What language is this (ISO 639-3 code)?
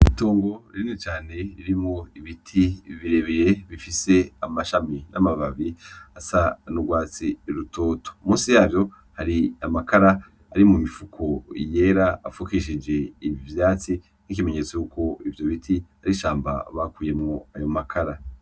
run